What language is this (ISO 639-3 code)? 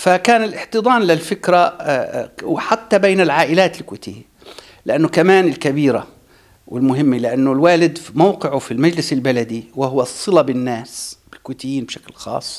ara